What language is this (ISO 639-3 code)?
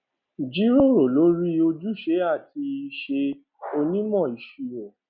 yor